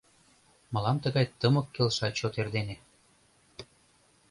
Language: Mari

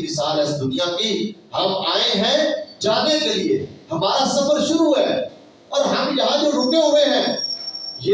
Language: Urdu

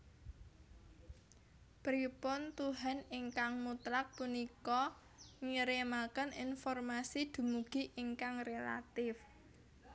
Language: Javanese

